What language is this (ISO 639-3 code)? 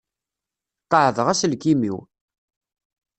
kab